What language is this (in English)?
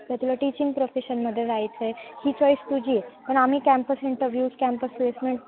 Marathi